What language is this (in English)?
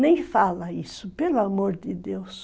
Portuguese